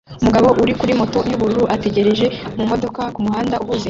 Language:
Kinyarwanda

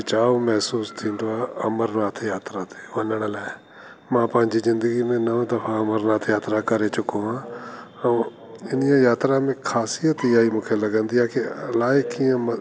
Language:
Sindhi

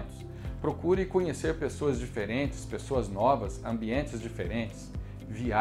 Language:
Portuguese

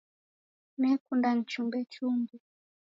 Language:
Taita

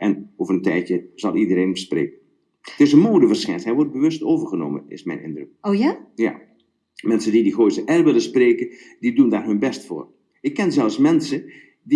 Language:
Dutch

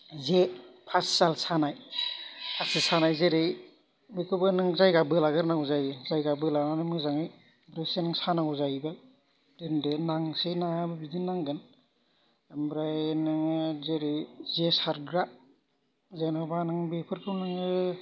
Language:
Bodo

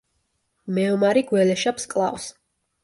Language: Georgian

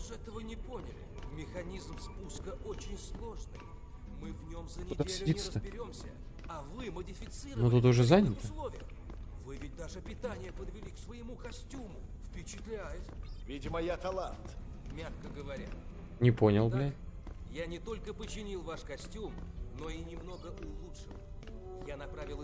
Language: Russian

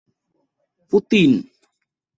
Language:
Bangla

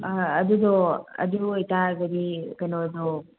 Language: Manipuri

